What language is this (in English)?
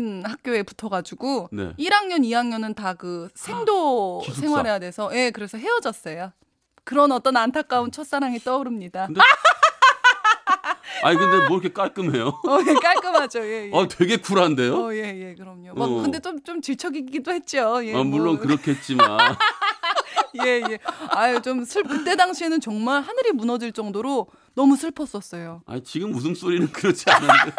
Korean